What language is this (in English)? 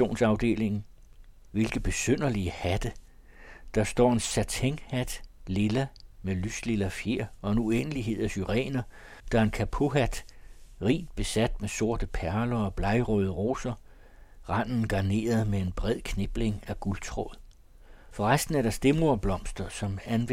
Danish